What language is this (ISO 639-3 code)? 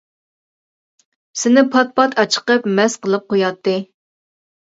uig